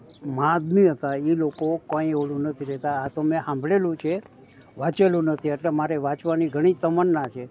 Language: Gujarati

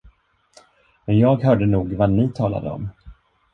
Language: Swedish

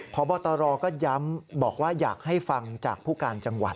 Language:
Thai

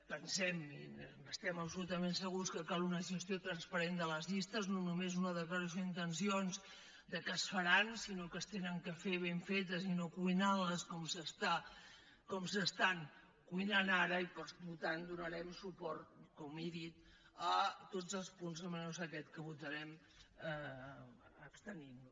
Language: Catalan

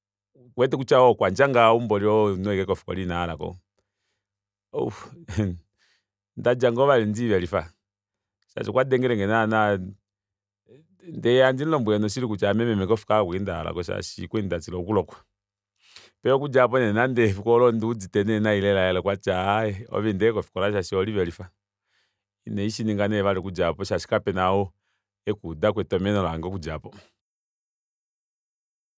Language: Kuanyama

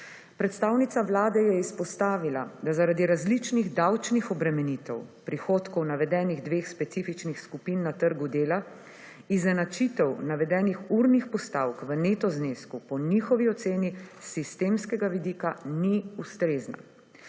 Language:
Slovenian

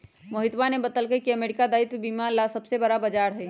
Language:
Magahi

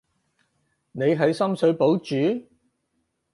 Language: Cantonese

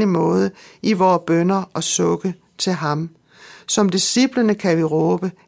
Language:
Danish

